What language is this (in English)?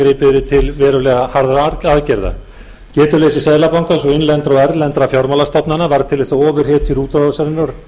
Icelandic